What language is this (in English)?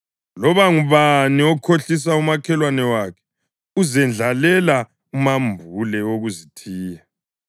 North Ndebele